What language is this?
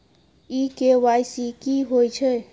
Maithili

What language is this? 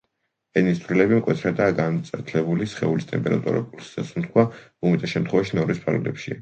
Georgian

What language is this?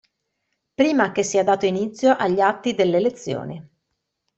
Italian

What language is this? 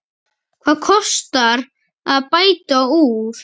Icelandic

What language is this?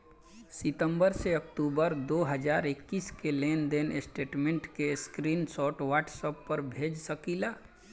Bhojpuri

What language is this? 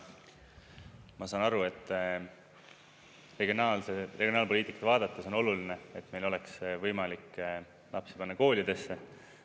Estonian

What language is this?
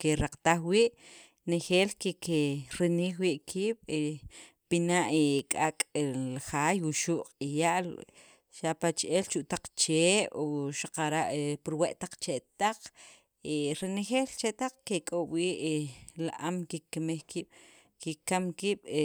Sacapulteco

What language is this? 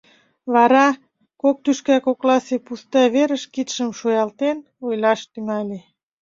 Mari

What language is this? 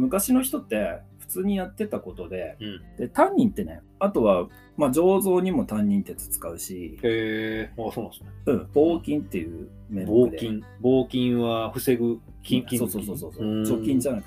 Japanese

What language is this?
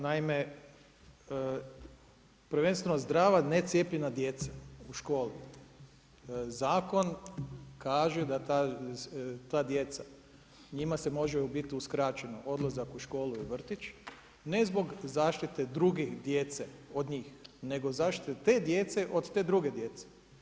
Croatian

